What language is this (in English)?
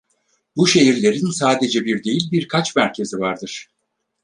Turkish